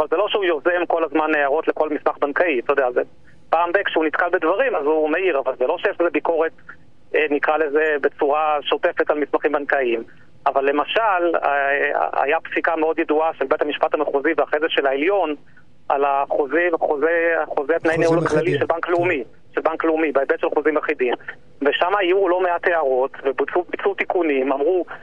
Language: Hebrew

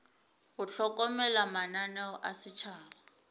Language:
Northern Sotho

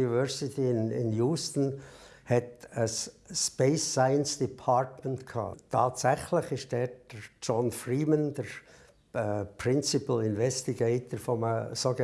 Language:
German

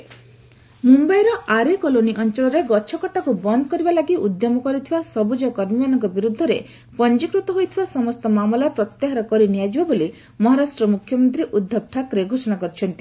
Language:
Odia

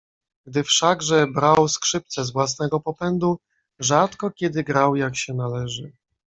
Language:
Polish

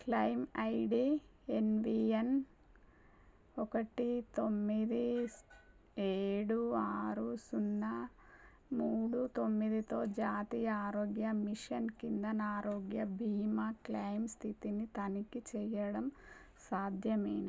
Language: Telugu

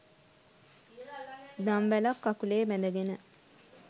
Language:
Sinhala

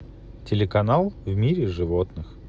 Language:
Russian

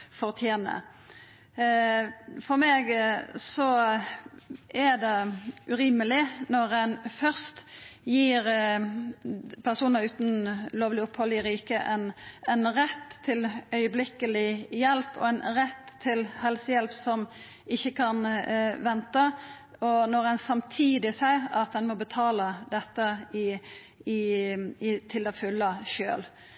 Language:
Norwegian Nynorsk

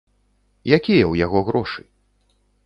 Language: Belarusian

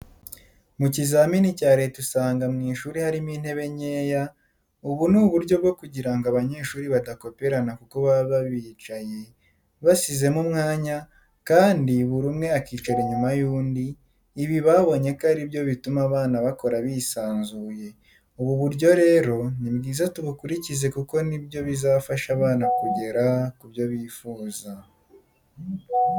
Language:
Kinyarwanda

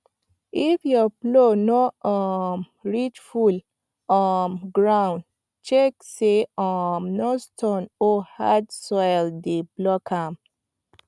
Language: Nigerian Pidgin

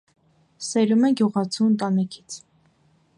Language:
Armenian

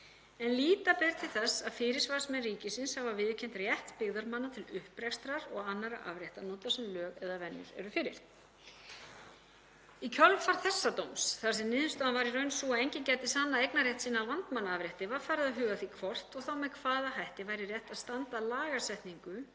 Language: Icelandic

